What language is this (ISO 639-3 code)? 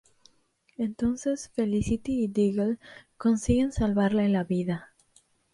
spa